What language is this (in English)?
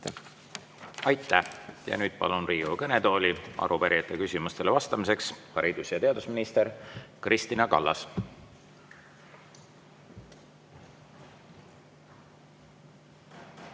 Estonian